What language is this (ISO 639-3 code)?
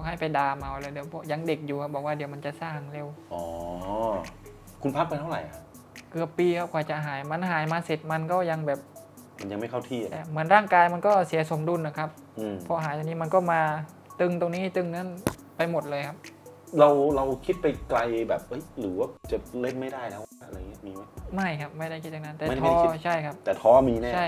tha